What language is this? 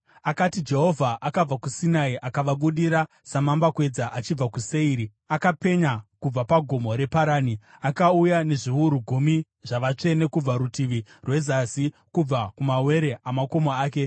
Shona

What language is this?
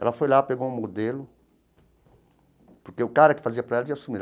Portuguese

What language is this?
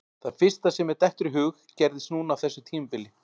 Icelandic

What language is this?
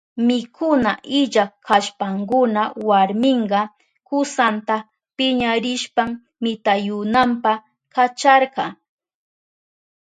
Southern Pastaza Quechua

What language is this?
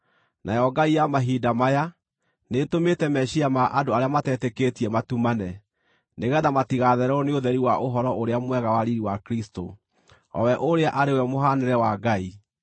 Kikuyu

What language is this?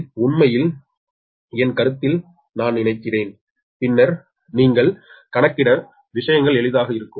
Tamil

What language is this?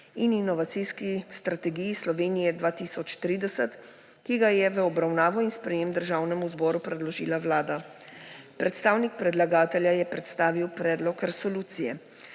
Slovenian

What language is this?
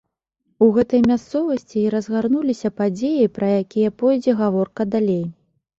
Belarusian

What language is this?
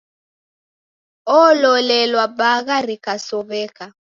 Taita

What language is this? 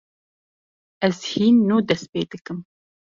Kurdish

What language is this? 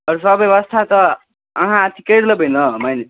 Maithili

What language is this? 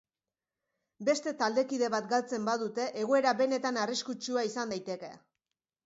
Basque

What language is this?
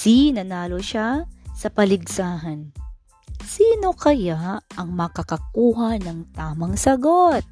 Filipino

